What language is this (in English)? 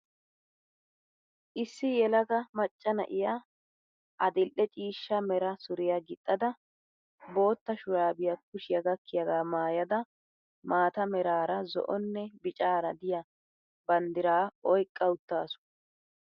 Wolaytta